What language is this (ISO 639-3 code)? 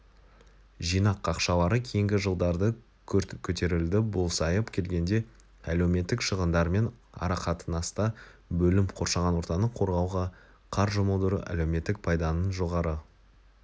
kaz